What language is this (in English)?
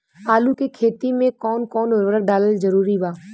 Bhojpuri